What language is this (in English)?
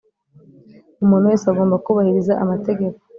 Kinyarwanda